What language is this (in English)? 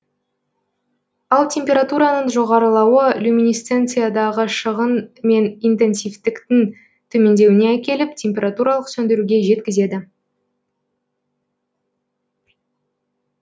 Kazakh